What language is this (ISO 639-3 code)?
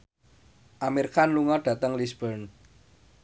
jav